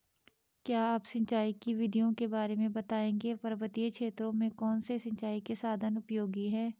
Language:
Hindi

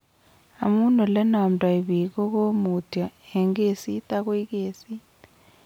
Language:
Kalenjin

